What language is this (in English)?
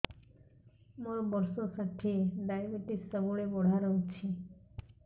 Odia